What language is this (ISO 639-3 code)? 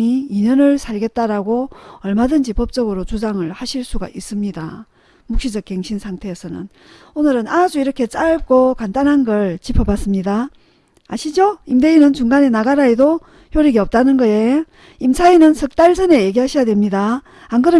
kor